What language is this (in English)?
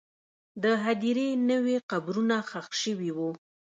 Pashto